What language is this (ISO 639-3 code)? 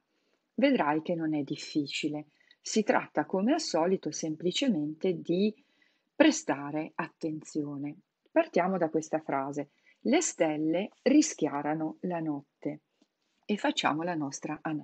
ita